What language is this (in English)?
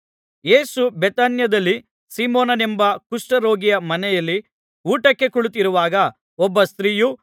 Kannada